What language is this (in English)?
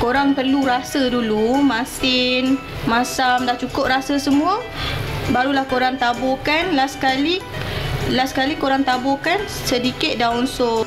Malay